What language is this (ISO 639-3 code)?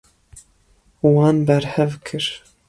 kur